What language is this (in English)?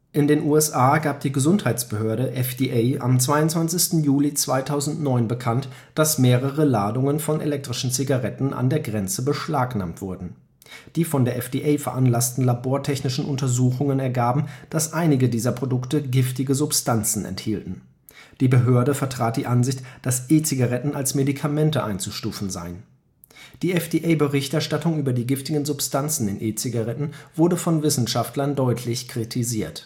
German